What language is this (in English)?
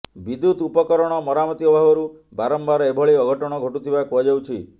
Odia